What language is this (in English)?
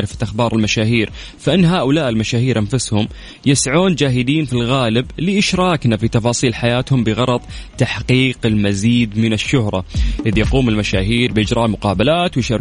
Arabic